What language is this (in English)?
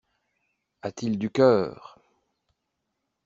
French